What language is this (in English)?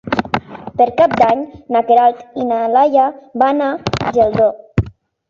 Catalan